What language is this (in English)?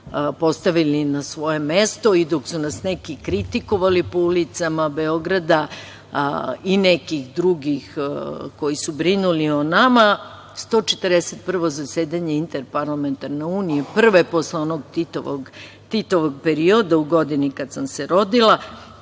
Serbian